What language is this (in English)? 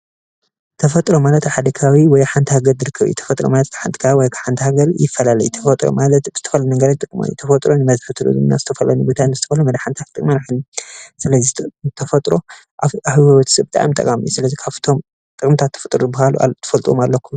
Tigrinya